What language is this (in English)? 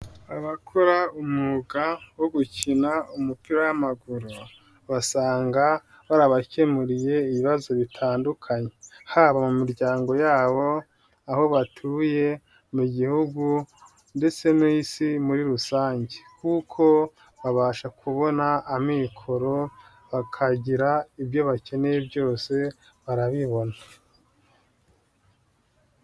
Kinyarwanda